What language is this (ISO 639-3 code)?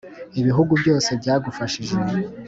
kin